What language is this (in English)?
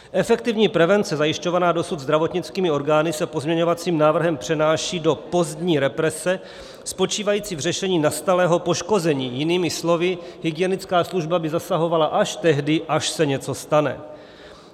Czech